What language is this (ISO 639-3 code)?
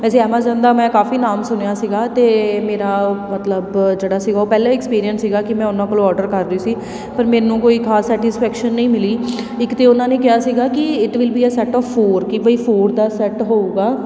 pan